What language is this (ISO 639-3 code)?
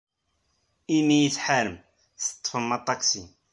kab